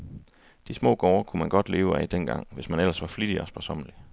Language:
Danish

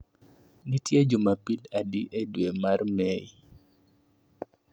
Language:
Luo (Kenya and Tanzania)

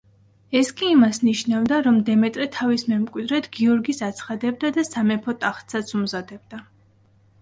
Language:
Georgian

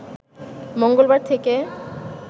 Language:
Bangla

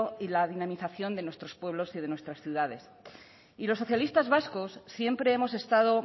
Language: Spanish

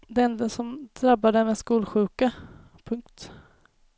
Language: Swedish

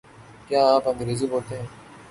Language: Urdu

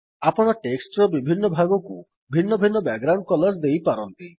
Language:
Odia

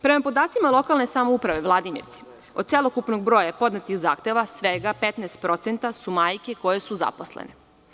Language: Serbian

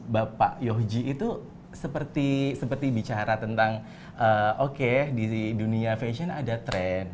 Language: Indonesian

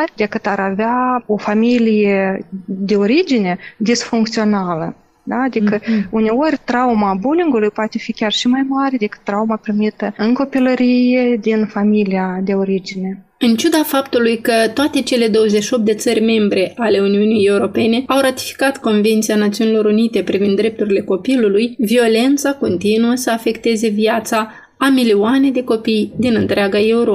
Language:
Romanian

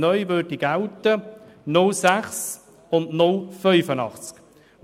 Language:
Swiss German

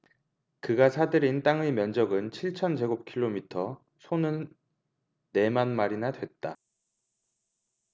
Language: Korean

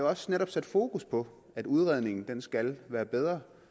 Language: Danish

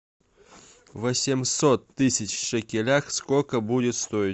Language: Russian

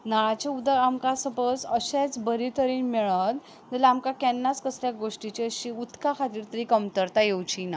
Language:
Konkani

